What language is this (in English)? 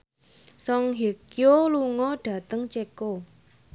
Javanese